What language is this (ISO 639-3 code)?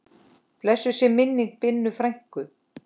isl